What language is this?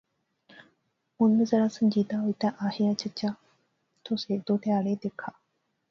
Pahari-Potwari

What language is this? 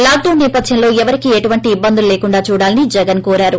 Telugu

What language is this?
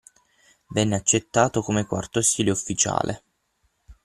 Italian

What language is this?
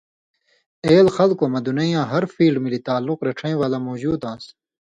Indus Kohistani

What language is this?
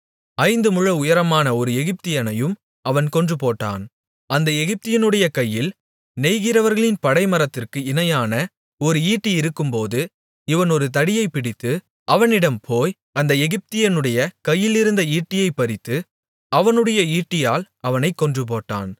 Tamil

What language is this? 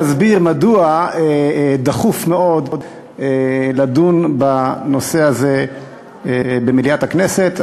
Hebrew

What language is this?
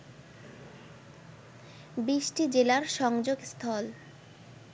Bangla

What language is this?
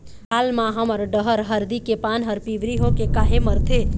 Chhattisgarhi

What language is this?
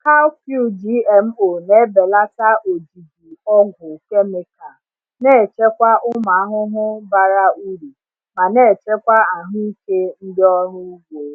Igbo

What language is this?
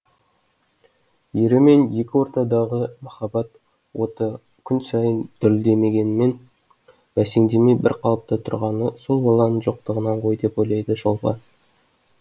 Kazakh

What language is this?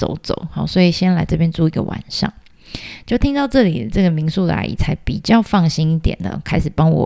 Chinese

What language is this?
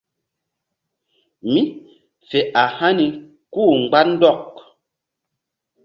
Mbum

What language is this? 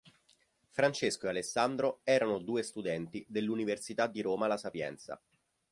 Italian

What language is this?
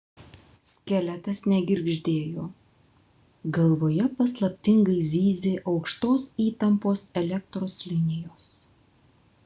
Lithuanian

